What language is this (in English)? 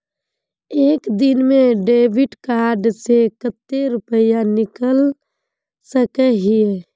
Magahi